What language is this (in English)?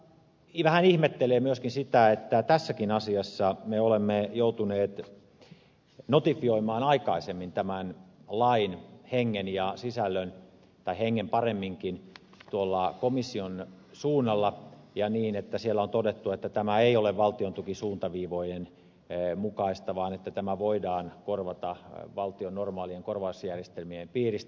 Finnish